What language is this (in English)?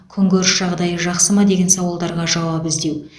Kazakh